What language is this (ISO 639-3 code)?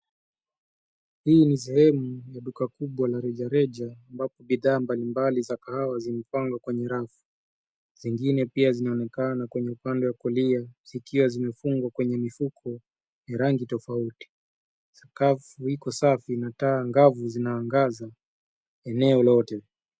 swa